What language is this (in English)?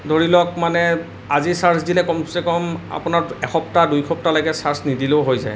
Assamese